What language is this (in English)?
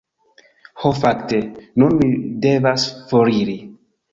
Esperanto